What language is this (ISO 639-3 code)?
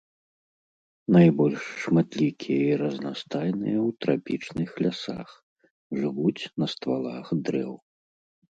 bel